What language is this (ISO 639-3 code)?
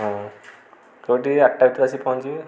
ori